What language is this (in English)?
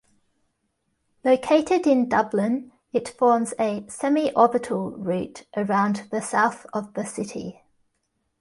English